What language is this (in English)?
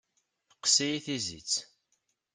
Kabyle